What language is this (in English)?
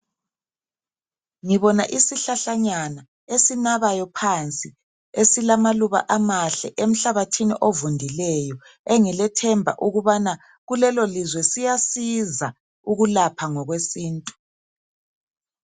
North Ndebele